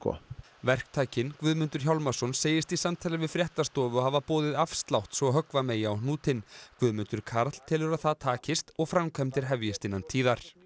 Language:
Icelandic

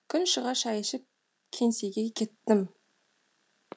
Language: Kazakh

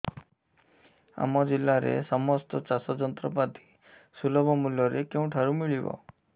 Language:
Odia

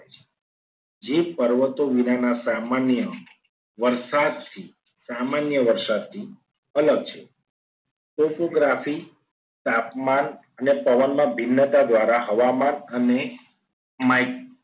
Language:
Gujarati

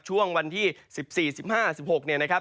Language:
Thai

